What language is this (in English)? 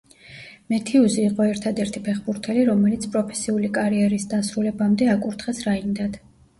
Georgian